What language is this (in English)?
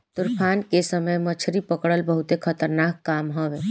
Bhojpuri